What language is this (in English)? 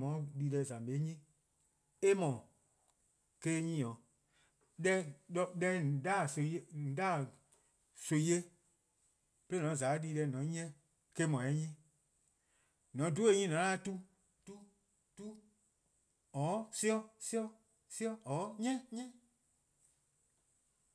Eastern Krahn